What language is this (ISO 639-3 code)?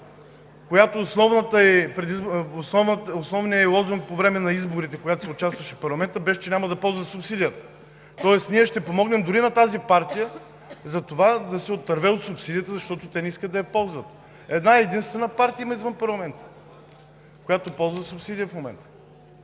bul